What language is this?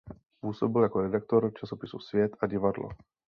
Czech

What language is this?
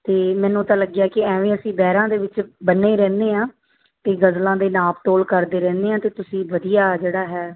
Punjabi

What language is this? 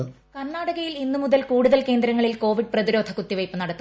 Malayalam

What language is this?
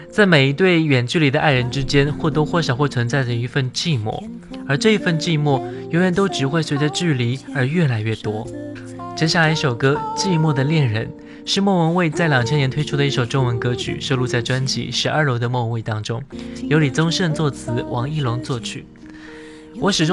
Chinese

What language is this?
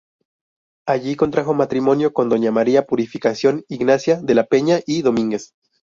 Spanish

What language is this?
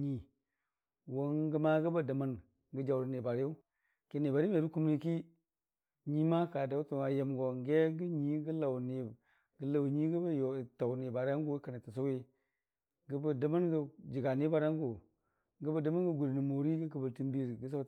Dijim-Bwilim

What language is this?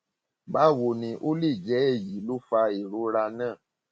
Yoruba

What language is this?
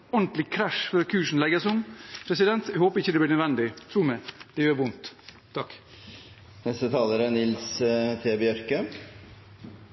Norwegian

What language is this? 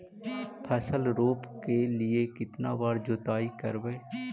Magahi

